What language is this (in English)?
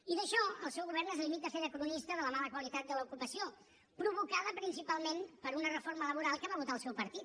Catalan